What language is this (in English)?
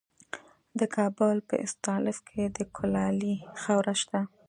Pashto